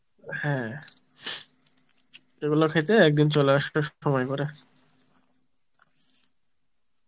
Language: Bangla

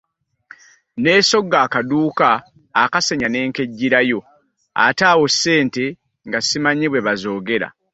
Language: Ganda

